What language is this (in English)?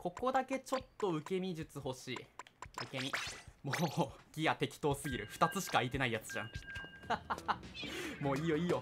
Japanese